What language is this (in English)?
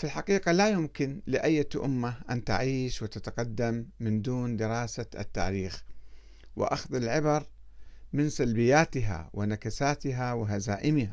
Arabic